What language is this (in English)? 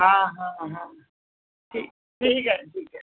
Hindi